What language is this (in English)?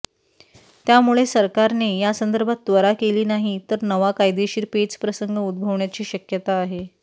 Marathi